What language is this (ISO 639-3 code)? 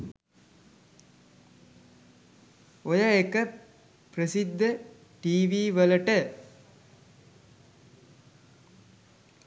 sin